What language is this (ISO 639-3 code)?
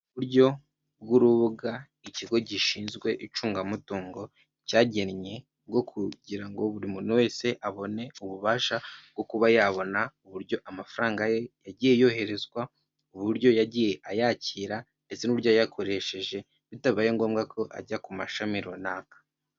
kin